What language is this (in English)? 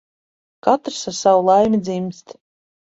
Latvian